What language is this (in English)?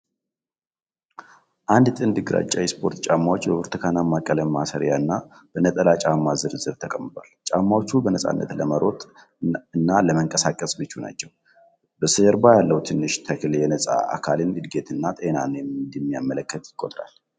Amharic